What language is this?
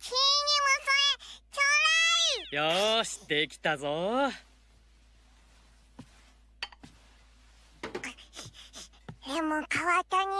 Japanese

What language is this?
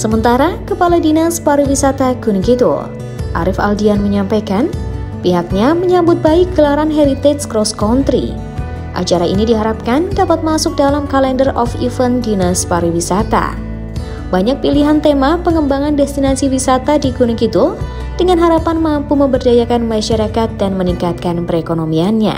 Indonesian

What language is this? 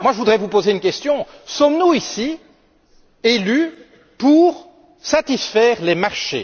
French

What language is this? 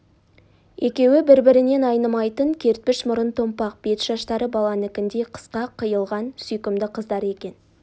Kazakh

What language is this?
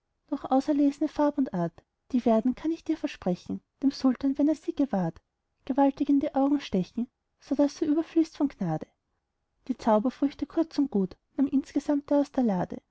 German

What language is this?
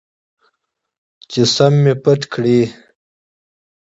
Pashto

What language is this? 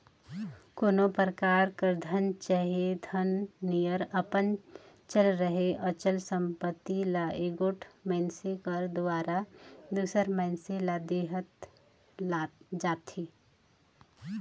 Chhattisgarhi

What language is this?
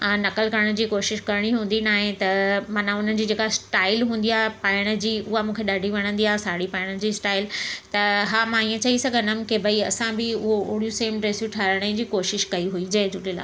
Sindhi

